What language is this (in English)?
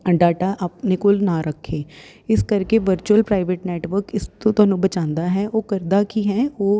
Punjabi